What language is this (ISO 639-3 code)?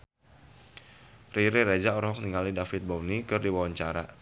sun